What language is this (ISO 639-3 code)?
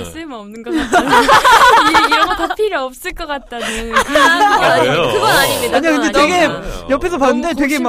kor